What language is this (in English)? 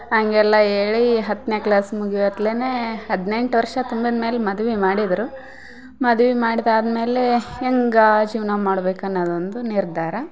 Kannada